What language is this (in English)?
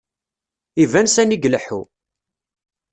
Kabyle